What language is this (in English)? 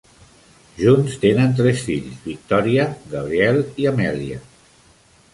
Catalan